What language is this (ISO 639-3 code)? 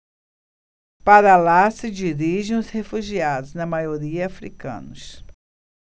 por